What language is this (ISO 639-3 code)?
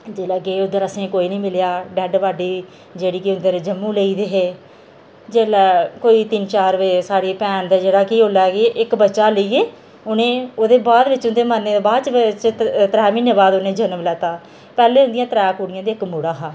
doi